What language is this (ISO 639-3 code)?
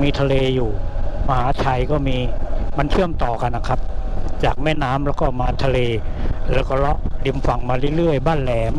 tha